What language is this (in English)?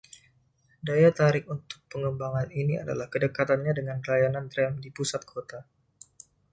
Indonesian